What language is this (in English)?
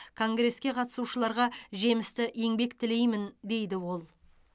Kazakh